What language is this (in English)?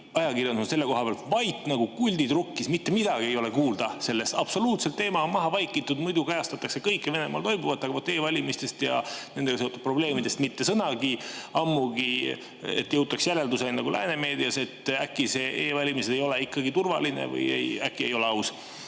Estonian